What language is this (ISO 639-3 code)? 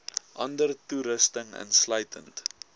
afr